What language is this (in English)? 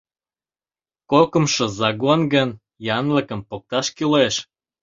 Mari